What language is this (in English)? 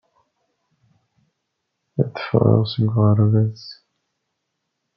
Kabyle